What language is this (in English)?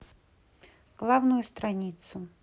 Russian